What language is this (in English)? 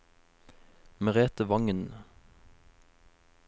Norwegian